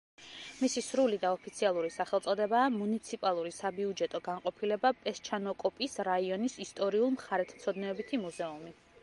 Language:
Georgian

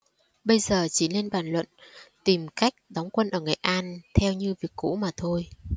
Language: Vietnamese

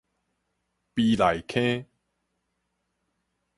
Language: Min Nan Chinese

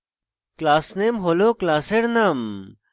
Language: Bangla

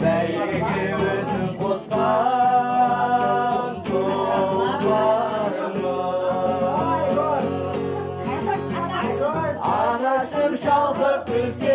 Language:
Romanian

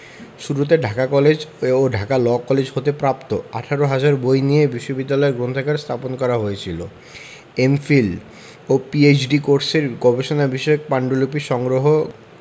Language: Bangla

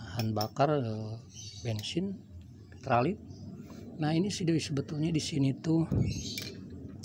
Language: Indonesian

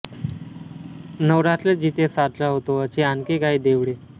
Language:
Marathi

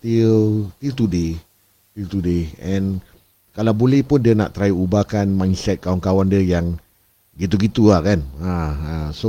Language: Malay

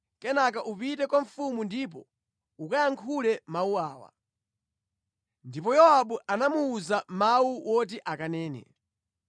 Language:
Nyanja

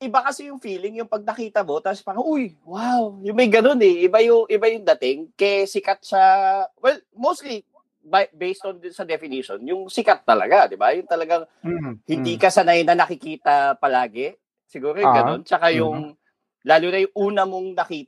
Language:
Filipino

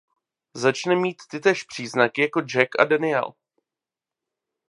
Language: Czech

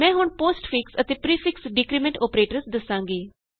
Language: Punjabi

